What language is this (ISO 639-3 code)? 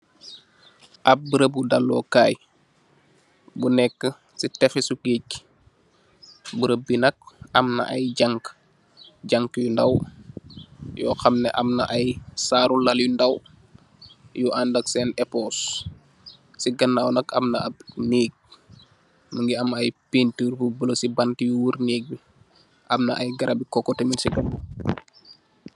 wol